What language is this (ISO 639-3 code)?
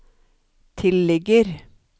nor